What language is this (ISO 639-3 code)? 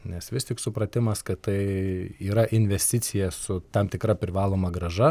lit